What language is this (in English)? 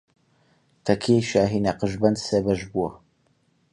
Central Kurdish